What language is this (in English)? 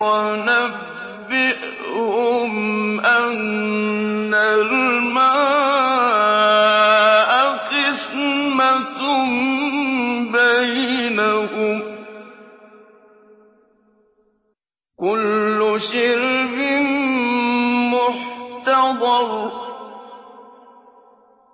Arabic